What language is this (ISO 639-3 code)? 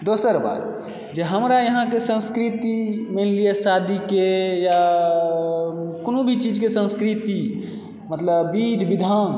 mai